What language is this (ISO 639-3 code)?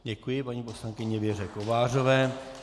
ces